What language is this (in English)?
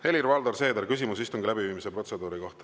Estonian